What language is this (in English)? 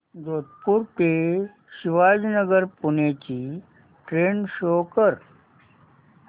Marathi